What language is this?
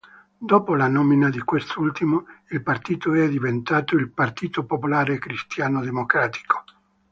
Italian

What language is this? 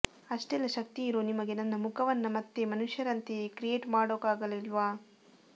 Kannada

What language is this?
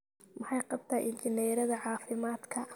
Somali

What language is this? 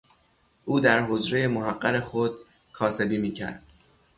Persian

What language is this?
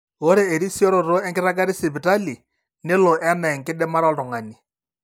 Masai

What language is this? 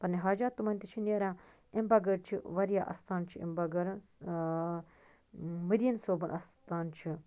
Kashmiri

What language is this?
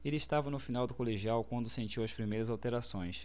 Portuguese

